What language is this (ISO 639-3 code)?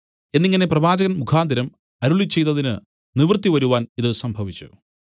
mal